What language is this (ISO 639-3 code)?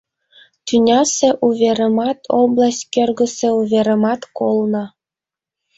chm